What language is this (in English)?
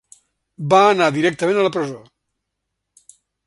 Catalan